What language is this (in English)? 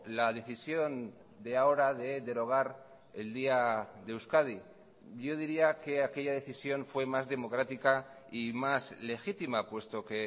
Spanish